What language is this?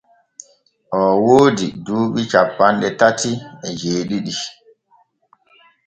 Borgu Fulfulde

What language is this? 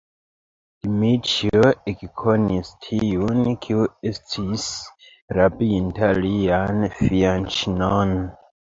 Esperanto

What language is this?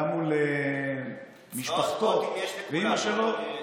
Hebrew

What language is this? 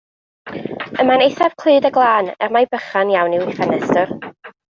Welsh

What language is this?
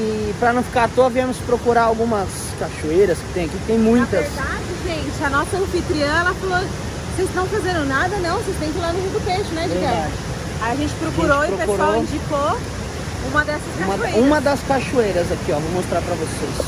Portuguese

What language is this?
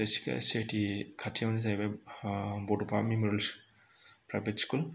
Bodo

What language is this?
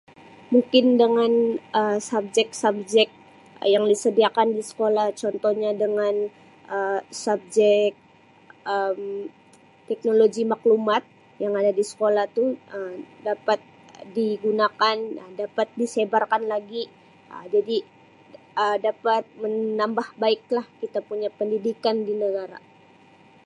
Sabah Malay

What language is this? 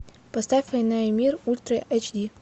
Russian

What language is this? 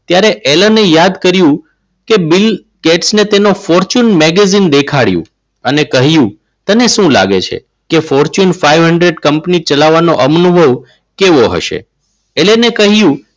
Gujarati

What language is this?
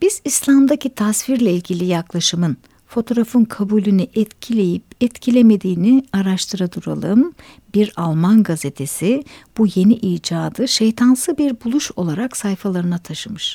Turkish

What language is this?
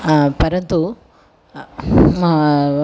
Sanskrit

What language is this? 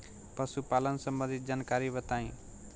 Bhojpuri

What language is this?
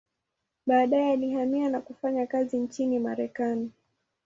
Swahili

